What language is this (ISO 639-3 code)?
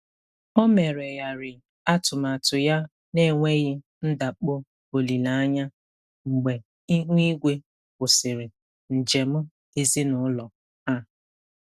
ibo